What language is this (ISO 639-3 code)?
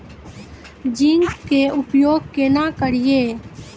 mai